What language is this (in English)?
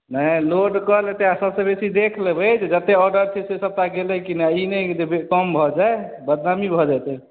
Maithili